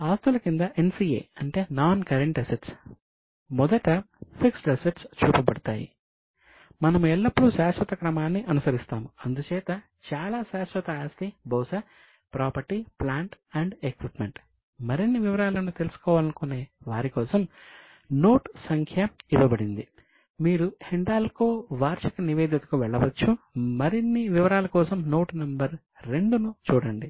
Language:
Telugu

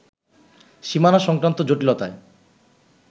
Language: Bangla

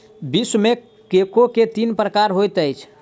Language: Maithili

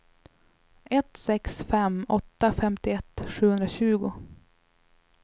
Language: Swedish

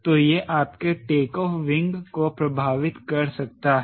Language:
Hindi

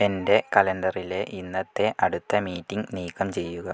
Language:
Malayalam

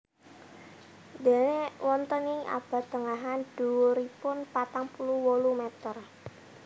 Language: Javanese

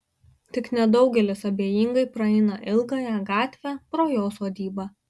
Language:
Lithuanian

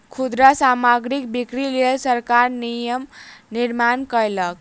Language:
Maithili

